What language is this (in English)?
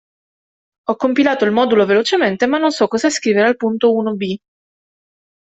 Italian